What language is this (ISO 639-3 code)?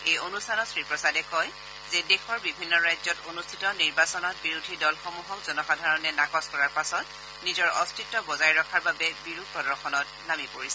asm